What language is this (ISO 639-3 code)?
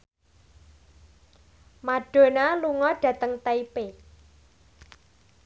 jav